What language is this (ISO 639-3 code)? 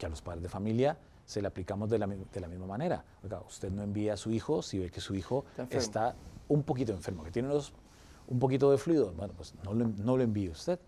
spa